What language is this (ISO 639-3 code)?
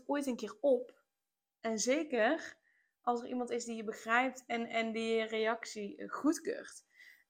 nld